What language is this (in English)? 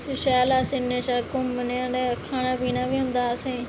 Dogri